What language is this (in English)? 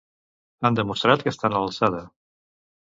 Catalan